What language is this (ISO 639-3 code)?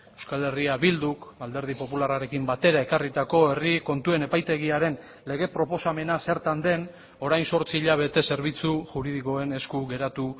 eus